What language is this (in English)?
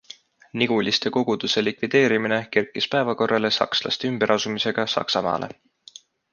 Estonian